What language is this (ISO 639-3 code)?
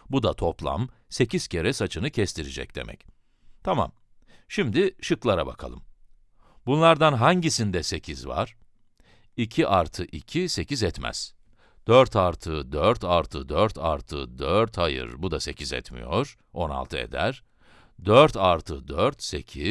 tur